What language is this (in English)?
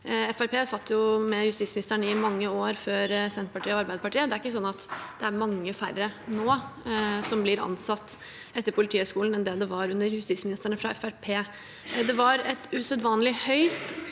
Norwegian